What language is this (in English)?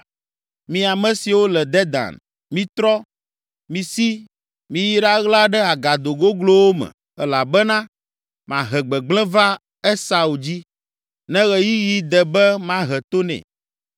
Ewe